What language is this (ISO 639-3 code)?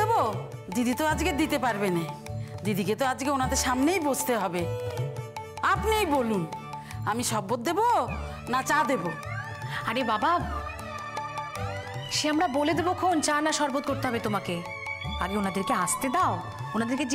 hin